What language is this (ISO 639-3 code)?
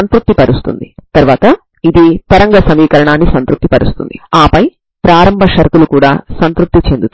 tel